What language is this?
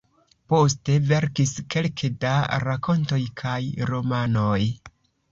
Esperanto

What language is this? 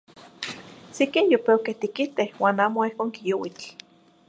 Zacatlán-Ahuacatlán-Tepetzintla Nahuatl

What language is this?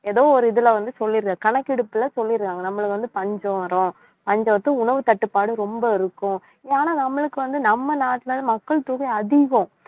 Tamil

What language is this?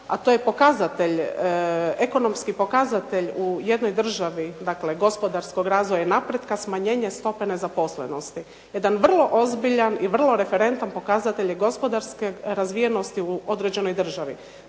Croatian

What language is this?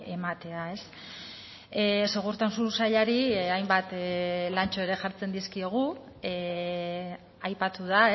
Basque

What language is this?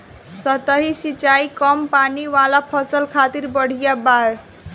Bhojpuri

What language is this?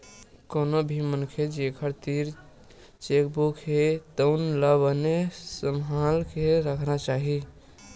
Chhattisgarhi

